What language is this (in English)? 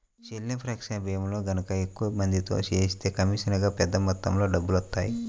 Telugu